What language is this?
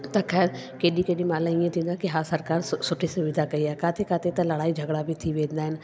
Sindhi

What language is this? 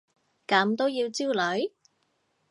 Cantonese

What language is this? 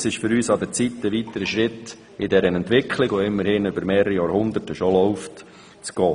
Swiss German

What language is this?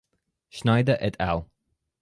Spanish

